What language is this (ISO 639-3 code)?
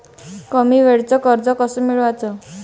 mar